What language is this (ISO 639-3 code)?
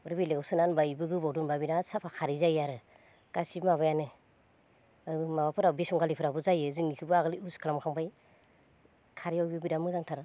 brx